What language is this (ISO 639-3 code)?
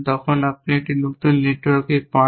ben